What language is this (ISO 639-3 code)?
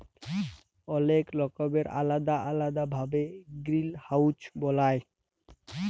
ben